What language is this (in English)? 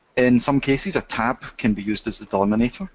English